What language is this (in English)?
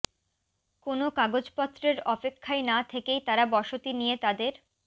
Bangla